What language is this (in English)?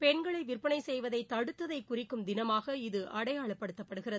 Tamil